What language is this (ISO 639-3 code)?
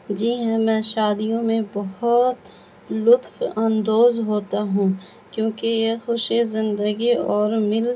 urd